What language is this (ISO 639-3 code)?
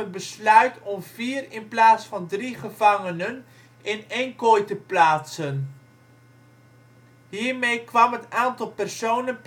nld